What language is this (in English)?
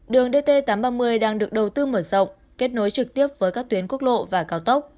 Vietnamese